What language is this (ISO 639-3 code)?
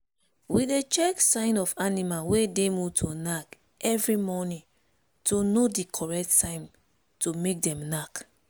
pcm